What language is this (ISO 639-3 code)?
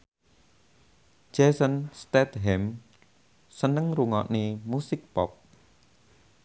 jav